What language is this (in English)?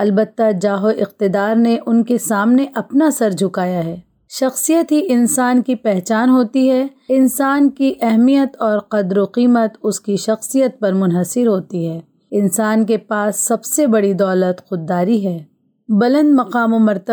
Urdu